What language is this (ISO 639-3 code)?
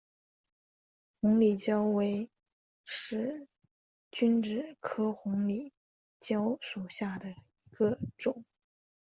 zho